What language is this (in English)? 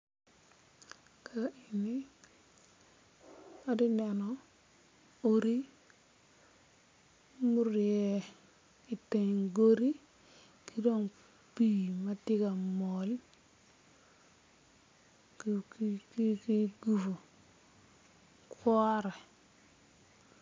Acoli